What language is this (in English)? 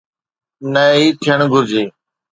Sindhi